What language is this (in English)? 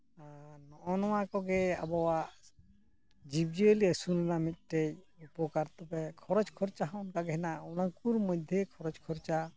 Santali